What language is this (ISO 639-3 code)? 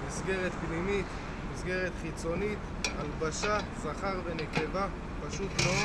heb